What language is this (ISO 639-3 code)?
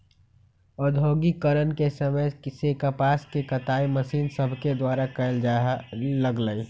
mag